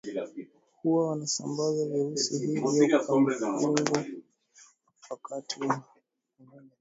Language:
Swahili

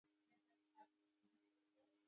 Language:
Pashto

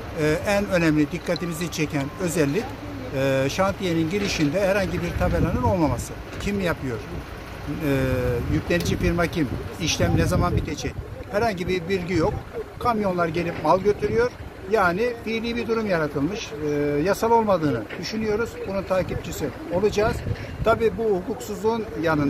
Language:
Turkish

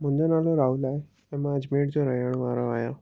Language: Sindhi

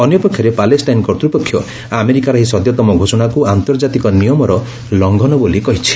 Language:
Odia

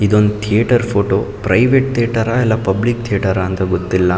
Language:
Kannada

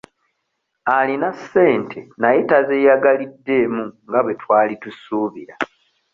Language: Ganda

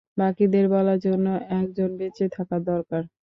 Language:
Bangla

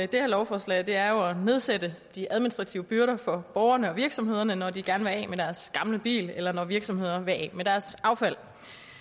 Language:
Danish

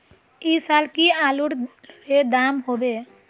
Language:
Magahi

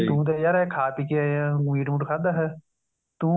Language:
Punjabi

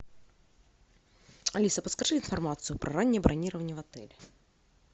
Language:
Russian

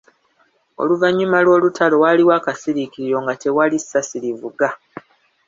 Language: Ganda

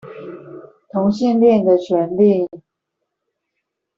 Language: Chinese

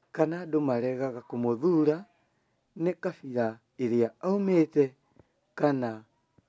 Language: Kikuyu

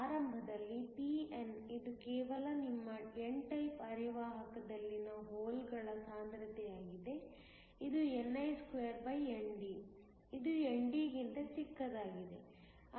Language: Kannada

